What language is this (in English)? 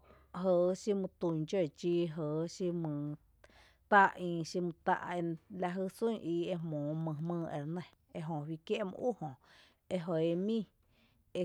Tepinapa Chinantec